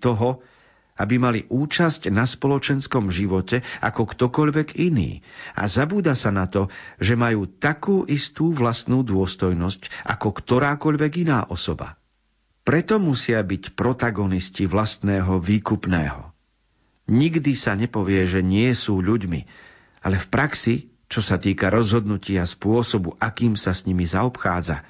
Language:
Slovak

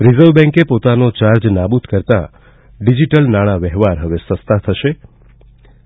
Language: Gujarati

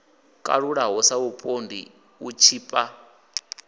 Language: Venda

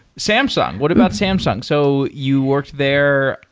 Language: English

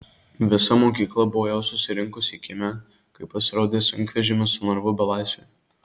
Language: Lithuanian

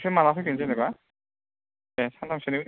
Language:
Bodo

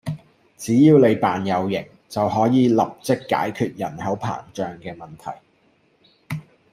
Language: Cantonese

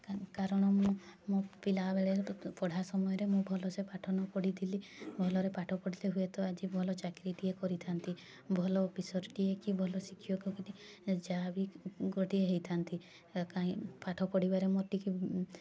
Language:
Odia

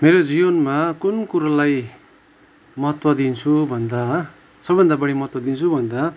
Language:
Nepali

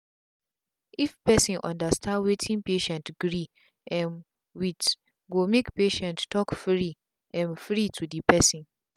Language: Nigerian Pidgin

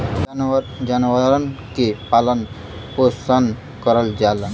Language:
Bhojpuri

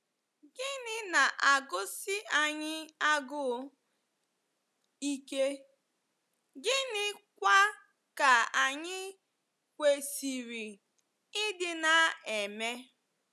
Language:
Igbo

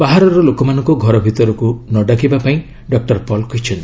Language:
Odia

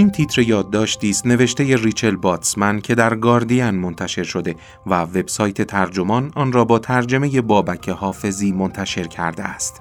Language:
Persian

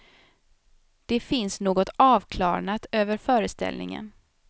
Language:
Swedish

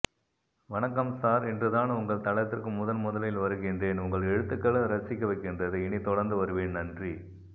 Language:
Tamil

